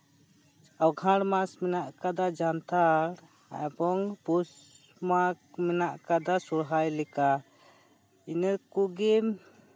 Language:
Santali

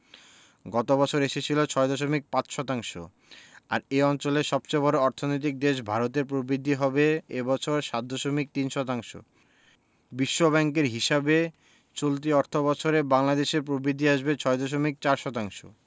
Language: Bangla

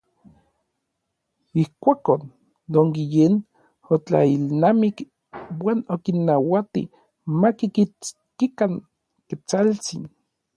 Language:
Orizaba Nahuatl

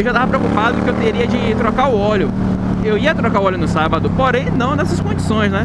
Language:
Portuguese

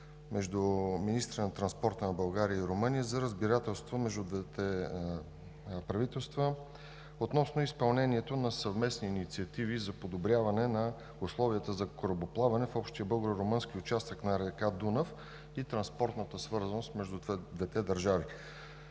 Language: Bulgarian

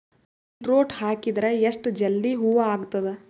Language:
Kannada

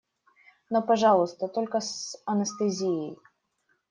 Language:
Russian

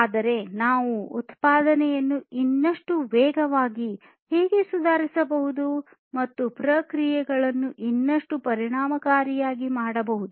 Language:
Kannada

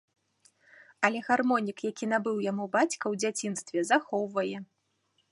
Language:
Belarusian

